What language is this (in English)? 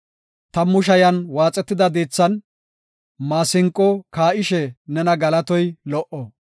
Gofa